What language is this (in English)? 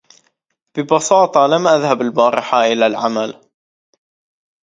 Arabic